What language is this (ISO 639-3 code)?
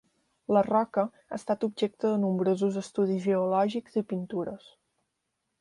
cat